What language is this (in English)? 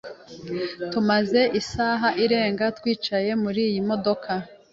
Kinyarwanda